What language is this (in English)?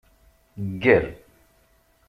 Kabyle